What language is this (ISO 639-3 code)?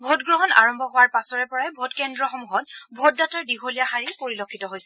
asm